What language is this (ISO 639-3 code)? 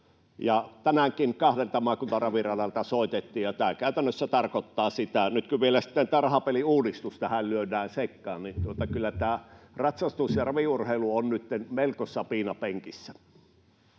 fin